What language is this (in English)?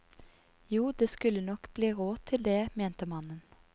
Norwegian